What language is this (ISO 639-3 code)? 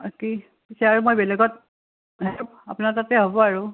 asm